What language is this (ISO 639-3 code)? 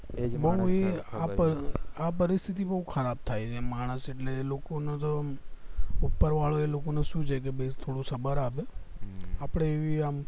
guj